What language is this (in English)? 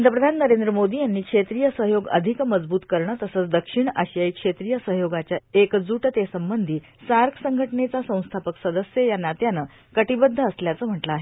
Marathi